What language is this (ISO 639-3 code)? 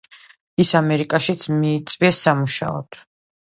kat